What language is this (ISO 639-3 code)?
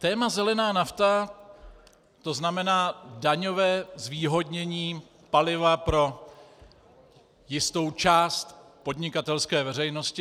ces